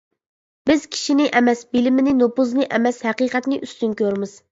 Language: Uyghur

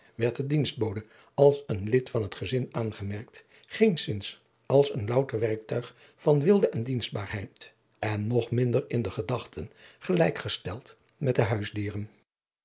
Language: Dutch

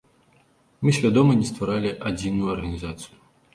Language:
Belarusian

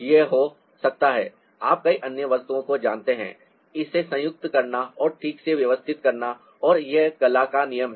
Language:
Hindi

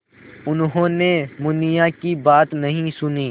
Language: Hindi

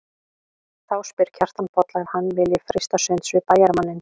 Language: Icelandic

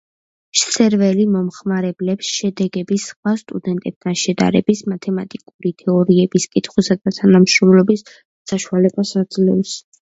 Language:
Georgian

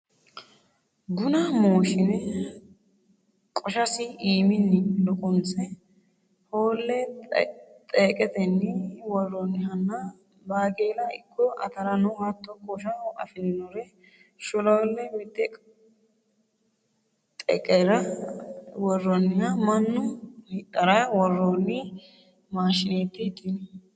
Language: Sidamo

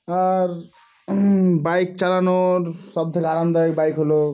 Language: Bangla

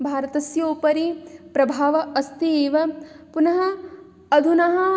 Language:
Sanskrit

